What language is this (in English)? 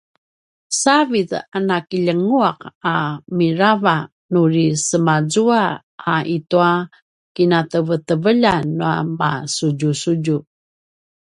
Paiwan